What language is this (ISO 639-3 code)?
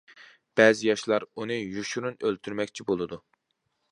uig